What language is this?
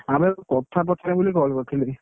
Odia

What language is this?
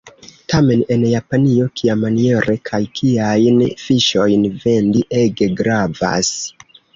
Esperanto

